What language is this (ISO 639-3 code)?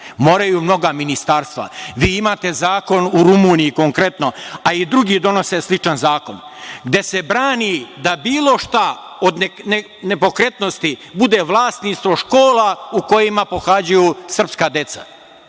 srp